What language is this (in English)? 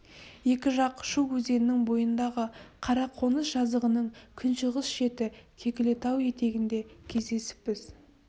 Kazakh